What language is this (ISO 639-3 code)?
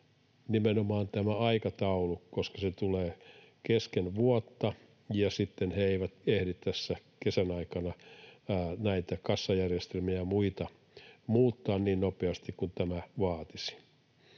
fin